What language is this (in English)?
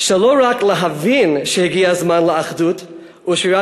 Hebrew